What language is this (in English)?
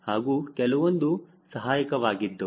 Kannada